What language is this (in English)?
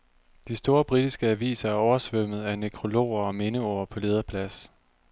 Danish